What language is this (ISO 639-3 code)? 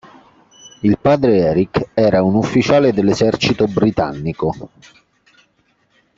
ita